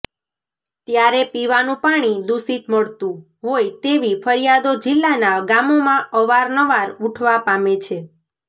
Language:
Gujarati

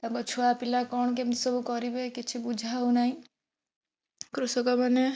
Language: Odia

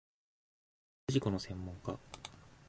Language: Japanese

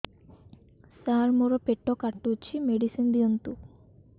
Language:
Odia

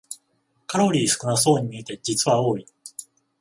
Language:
Japanese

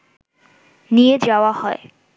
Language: Bangla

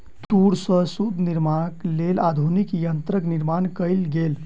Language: Maithili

